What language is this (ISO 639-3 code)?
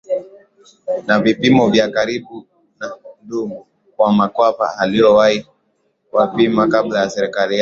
swa